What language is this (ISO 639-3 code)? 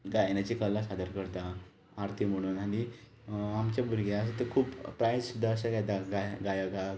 kok